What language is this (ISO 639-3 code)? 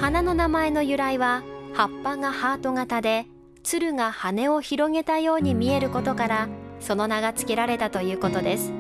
jpn